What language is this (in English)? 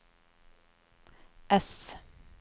Norwegian